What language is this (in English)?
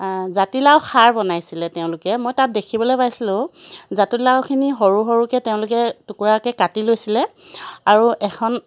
Assamese